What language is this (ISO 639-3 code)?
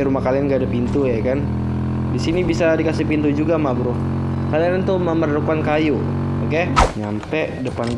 ind